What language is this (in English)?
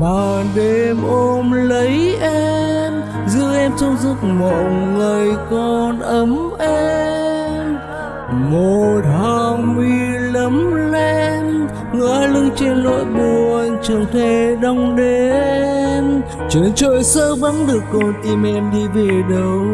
Vietnamese